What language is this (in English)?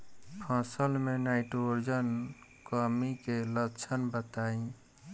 Bhojpuri